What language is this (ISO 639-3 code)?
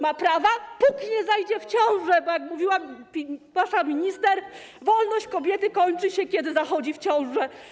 pol